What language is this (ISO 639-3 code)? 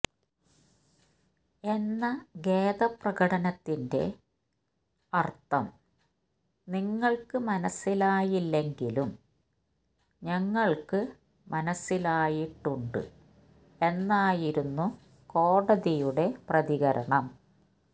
mal